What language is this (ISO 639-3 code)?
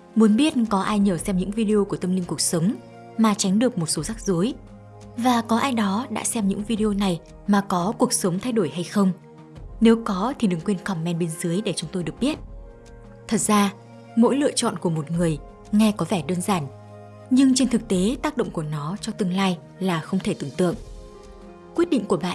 vie